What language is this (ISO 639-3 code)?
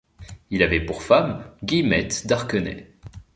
fra